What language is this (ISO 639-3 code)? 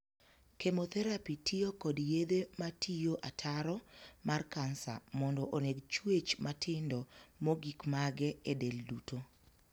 luo